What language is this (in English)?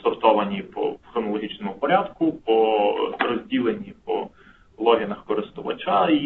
Ukrainian